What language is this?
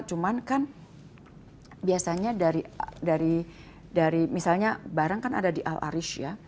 Indonesian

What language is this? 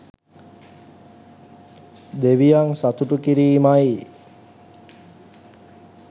Sinhala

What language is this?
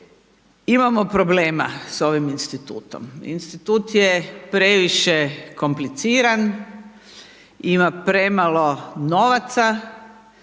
Croatian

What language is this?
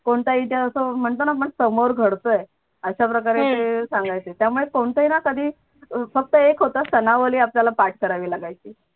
Marathi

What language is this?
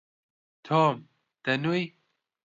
Central Kurdish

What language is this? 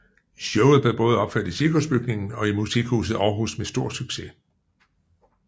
Danish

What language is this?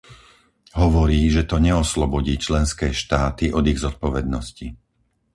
Slovak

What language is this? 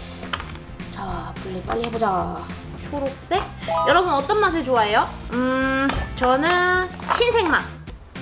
Korean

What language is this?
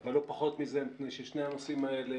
Hebrew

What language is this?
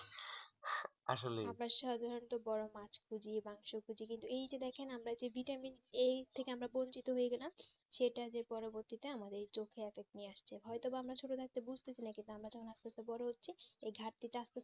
Bangla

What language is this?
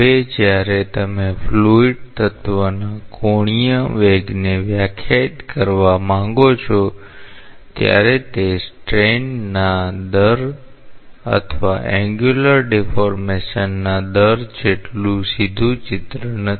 Gujarati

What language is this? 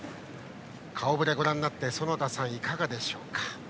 Japanese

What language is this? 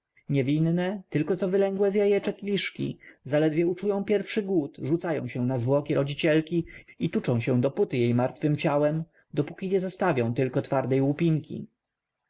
Polish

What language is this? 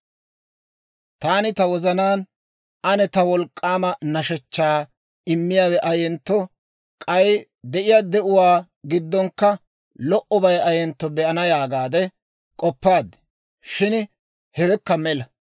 Dawro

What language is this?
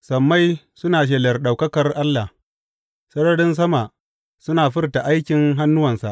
Hausa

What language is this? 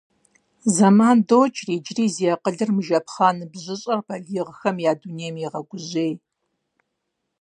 Kabardian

